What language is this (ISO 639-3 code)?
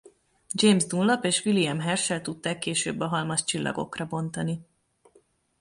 hun